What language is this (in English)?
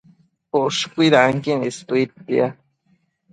Matsés